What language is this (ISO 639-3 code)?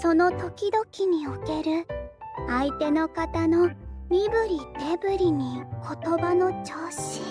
jpn